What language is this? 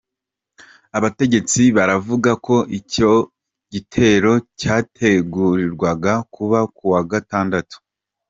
Kinyarwanda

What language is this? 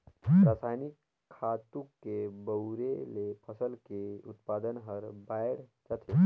Chhattisgarhi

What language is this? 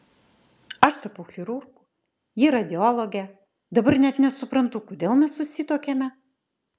Lithuanian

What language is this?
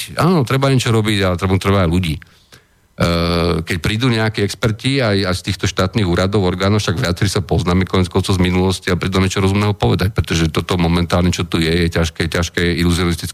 Slovak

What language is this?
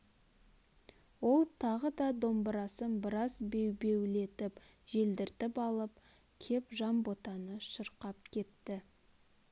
Kazakh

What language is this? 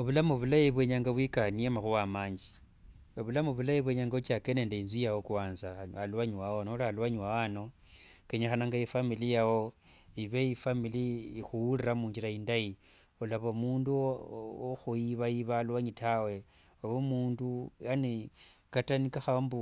Wanga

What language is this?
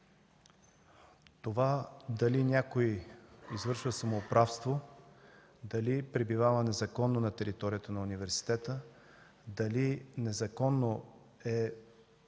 Bulgarian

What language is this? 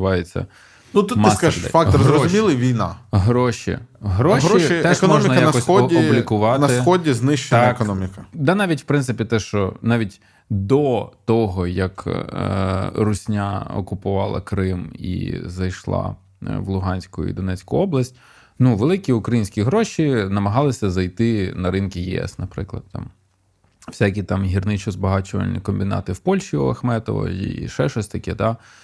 Ukrainian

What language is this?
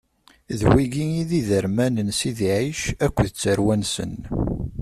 Kabyle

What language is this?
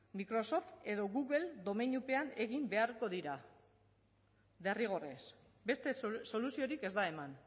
Basque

